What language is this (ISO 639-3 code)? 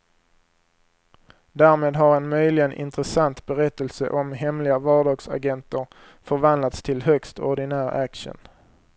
swe